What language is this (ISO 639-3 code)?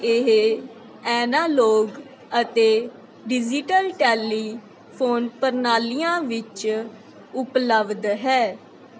pan